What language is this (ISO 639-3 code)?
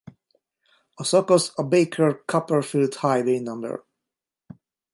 hun